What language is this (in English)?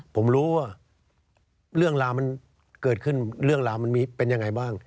Thai